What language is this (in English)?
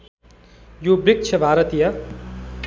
Nepali